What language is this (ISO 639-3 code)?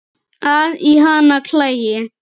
isl